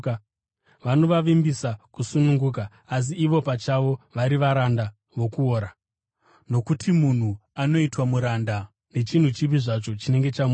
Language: Shona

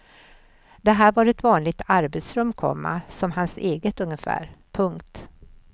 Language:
Swedish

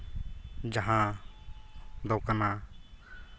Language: Santali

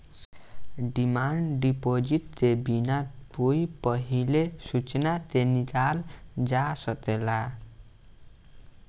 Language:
Bhojpuri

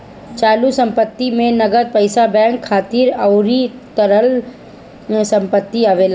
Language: Bhojpuri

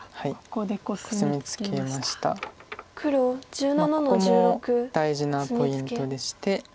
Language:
Japanese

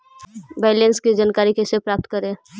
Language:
Magahi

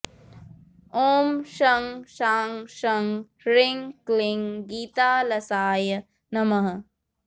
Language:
Sanskrit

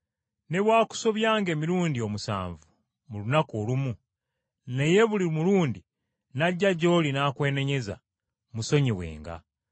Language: Ganda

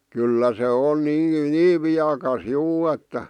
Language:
Finnish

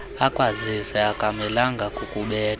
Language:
Xhosa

